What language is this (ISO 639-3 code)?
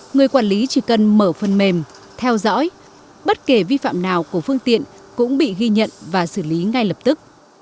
vie